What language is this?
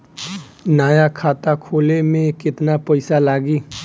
Bhojpuri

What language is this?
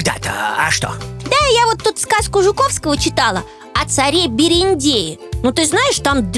Russian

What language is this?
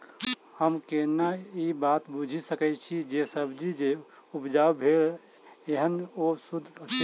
Maithili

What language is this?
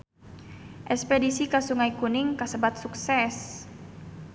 Sundanese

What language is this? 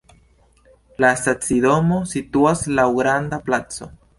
Esperanto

